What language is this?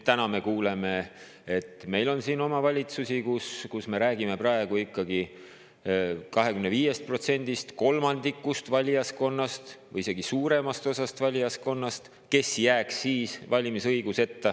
Estonian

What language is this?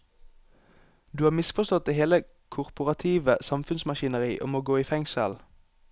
Norwegian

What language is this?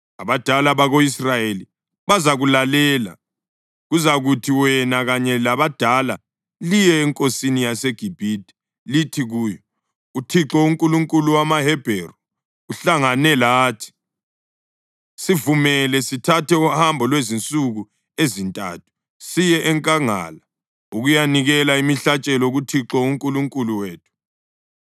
North Ndebele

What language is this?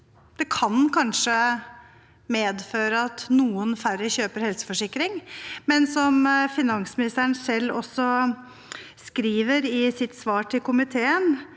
Norwegian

